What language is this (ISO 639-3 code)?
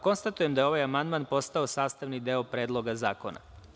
srp